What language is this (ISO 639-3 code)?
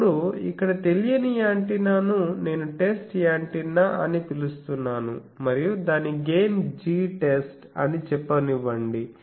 tel